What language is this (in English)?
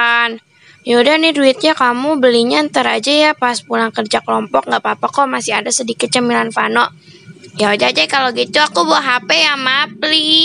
Indonesian